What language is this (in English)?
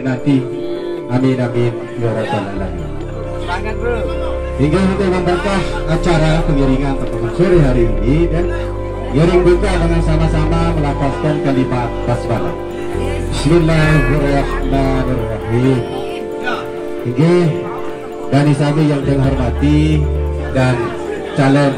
Malay